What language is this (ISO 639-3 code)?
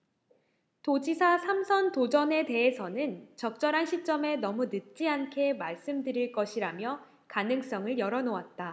kor